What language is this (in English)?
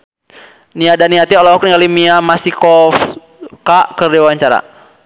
Sundanese